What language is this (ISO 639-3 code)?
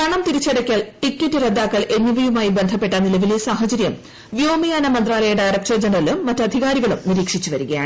mal